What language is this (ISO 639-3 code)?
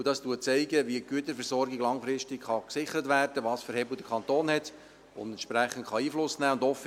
gsw